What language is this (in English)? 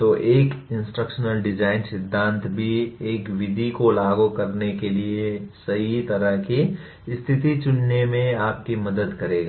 Hindi